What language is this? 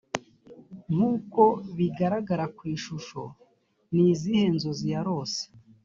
Kinyarwanda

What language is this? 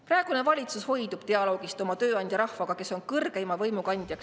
Estonian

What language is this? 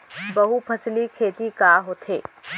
Chhattisgarhi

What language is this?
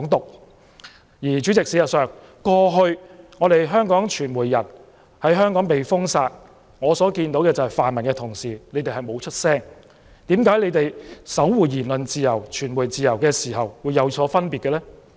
Cantonese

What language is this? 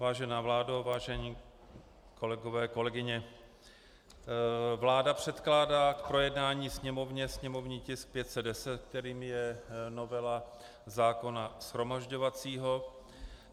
Czech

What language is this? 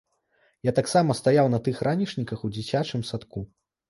Belarusian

